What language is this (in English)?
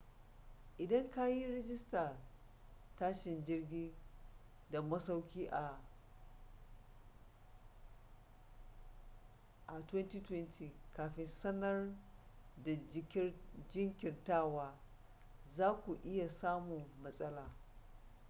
Hausa